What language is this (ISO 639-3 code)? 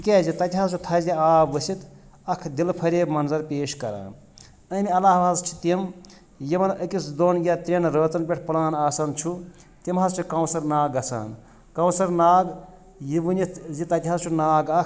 kas